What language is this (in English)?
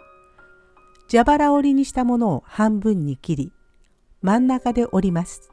Japanese